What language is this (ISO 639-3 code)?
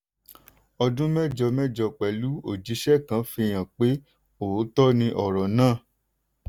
yor